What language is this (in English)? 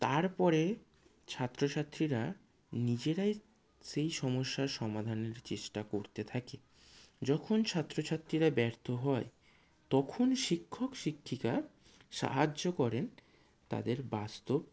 Bangla